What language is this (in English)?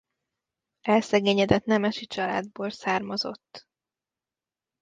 Hungarian